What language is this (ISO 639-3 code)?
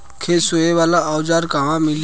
bho